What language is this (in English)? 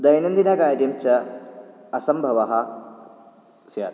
Sanskrit